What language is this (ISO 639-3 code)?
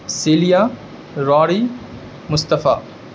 urd